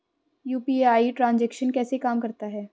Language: Hindi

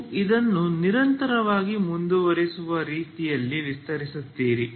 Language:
Kannada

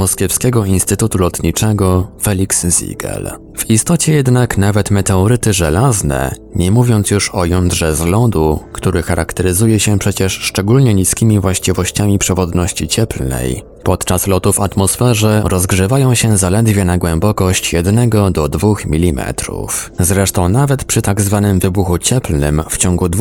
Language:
Polish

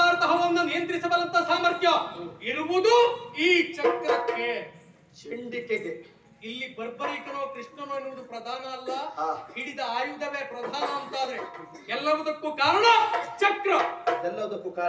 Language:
Arabic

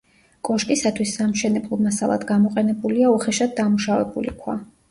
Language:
Georgian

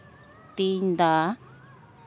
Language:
Santali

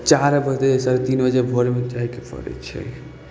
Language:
Maithili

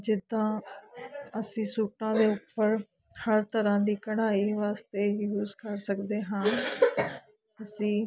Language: Punjabi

